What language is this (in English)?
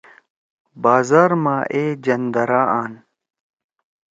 Torwali